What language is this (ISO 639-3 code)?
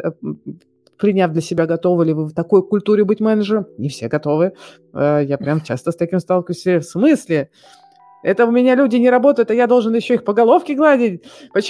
rus